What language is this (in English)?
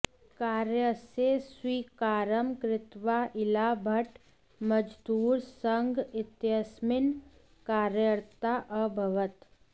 Sanskrit